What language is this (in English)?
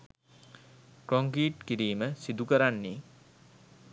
Sinhala